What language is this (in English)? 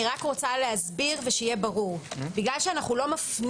Hebrew